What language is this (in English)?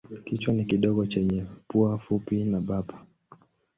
Swahili